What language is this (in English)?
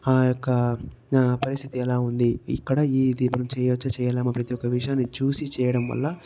Telugu